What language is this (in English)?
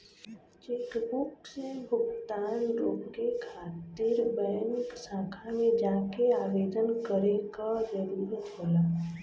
Bhojpuri